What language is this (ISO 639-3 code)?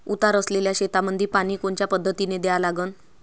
mar